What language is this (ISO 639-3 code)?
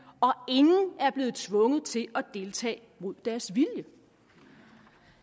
dan